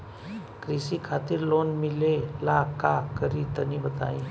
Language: Bhojpuri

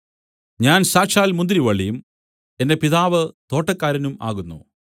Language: Malayalam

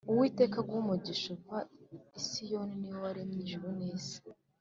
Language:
Kinyarwanda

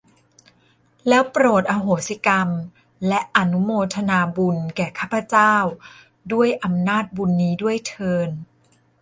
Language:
Thai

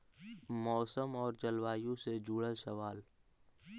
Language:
Magahi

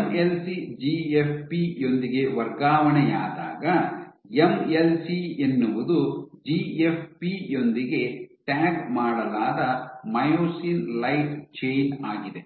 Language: Kannada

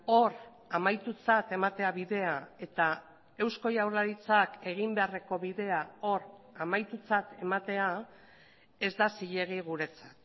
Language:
Basque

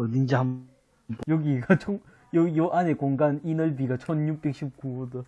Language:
Korean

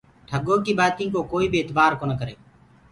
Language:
Gurgula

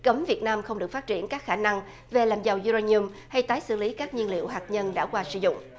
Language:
Vietnamese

